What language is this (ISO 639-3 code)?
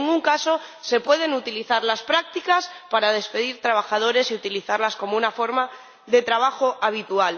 spa